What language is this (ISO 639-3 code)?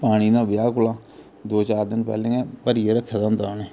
doi